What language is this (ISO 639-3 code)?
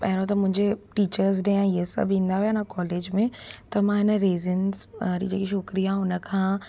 snd